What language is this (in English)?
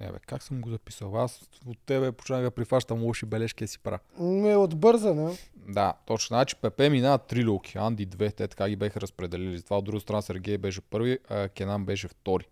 Bulgarian